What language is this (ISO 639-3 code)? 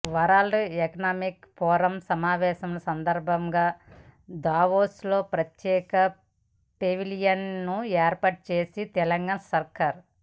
tel